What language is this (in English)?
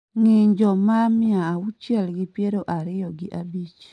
Luo (Kenya and Tanzania)